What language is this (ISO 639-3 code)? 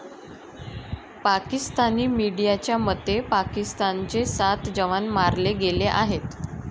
mar